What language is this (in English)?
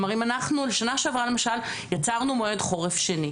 Hebrew